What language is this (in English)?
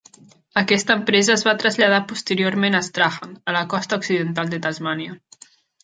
Catalan